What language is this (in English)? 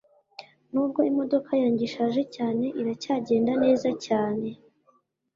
Kinyarwanda